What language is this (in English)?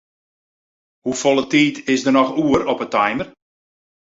Western Frisian